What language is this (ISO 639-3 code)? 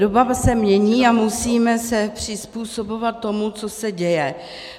ces